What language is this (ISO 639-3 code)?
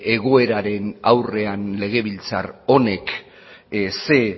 eus